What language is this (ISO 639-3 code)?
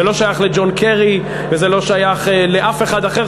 heb